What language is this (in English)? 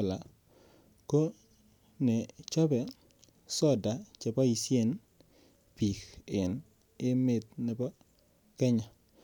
Kalenjin